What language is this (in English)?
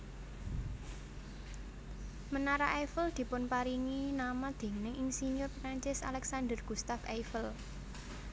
Javanese